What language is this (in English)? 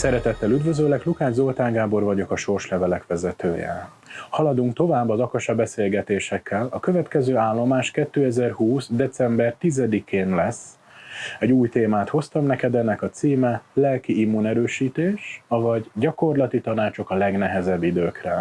Hungarian